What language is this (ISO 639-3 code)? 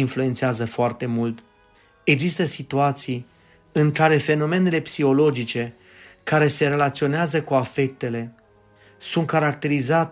ron